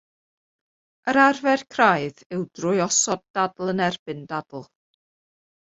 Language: Welsh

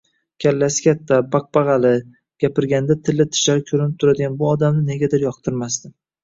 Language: Uzbek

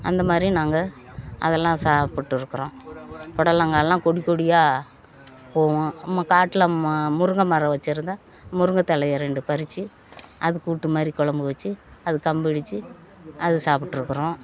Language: Tamil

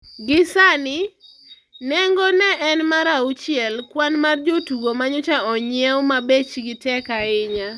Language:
Luo (Kenya and Tanzania)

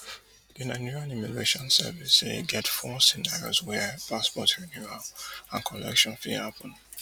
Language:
Nigerian Pidgin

